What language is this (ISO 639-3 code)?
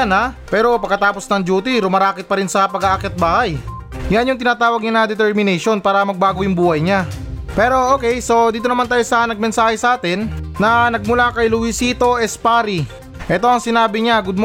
fil